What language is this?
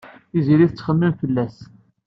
Kabyle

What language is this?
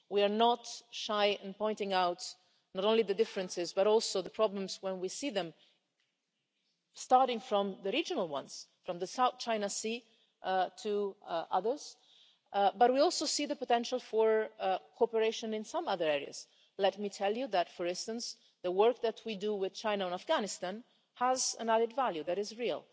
English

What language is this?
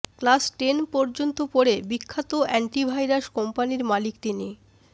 Bangla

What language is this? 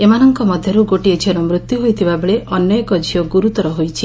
Odia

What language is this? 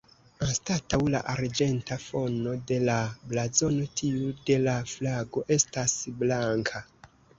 Esperanto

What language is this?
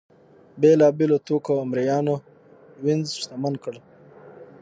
Pashto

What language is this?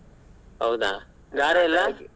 Kannada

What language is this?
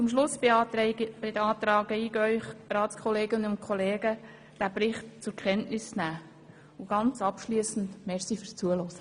Swiss German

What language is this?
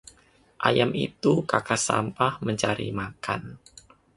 Indonesian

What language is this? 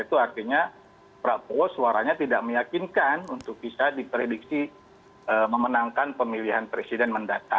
Indonesian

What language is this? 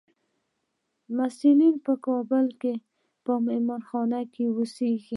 Pashto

